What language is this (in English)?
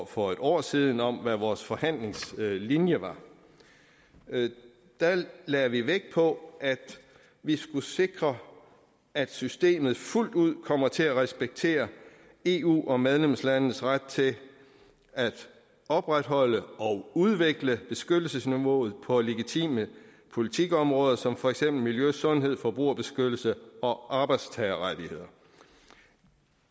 Danish